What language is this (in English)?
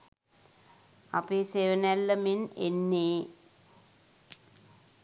Sinhala